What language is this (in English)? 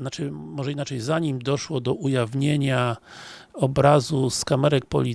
Polish